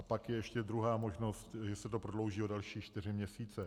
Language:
Czech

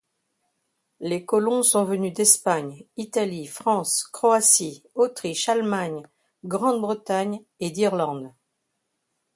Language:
French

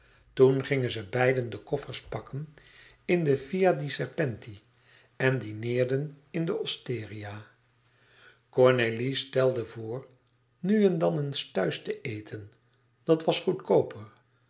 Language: Dutch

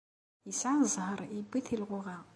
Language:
Kabyle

